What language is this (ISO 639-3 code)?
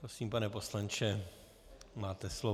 ces